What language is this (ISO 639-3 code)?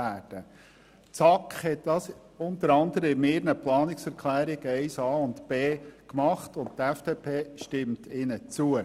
gsw